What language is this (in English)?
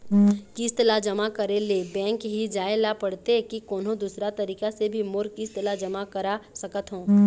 Chhattisgarhi